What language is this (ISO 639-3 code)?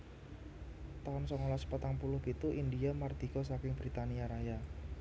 jav